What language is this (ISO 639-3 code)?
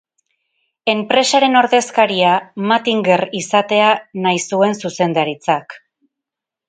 eus